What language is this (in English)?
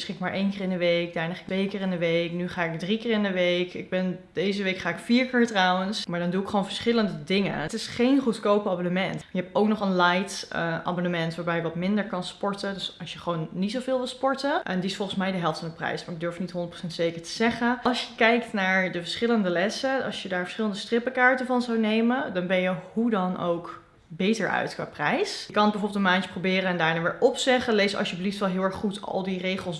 Dutch